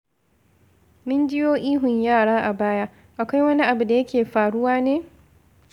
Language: Hausa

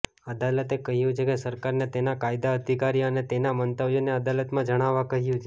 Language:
Gujarati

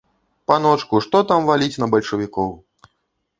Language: Belarusian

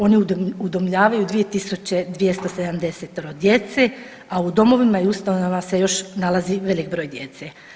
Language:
Croatian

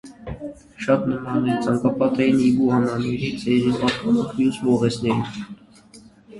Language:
Armenian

